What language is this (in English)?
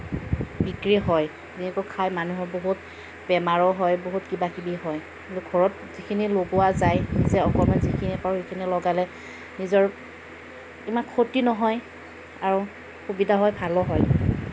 Assamese